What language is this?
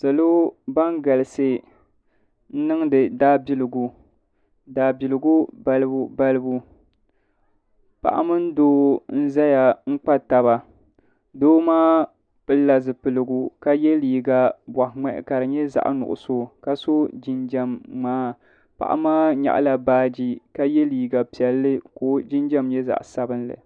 Dagbani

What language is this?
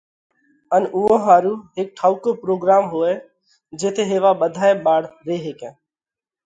Parkari Koli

